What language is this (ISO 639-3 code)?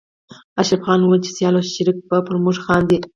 pus